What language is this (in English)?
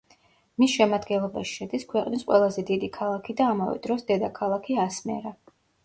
Georgian